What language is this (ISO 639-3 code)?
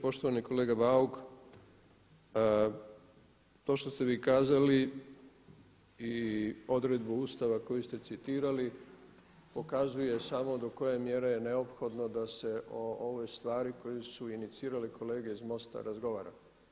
hrv